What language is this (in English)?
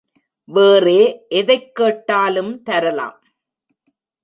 Tamil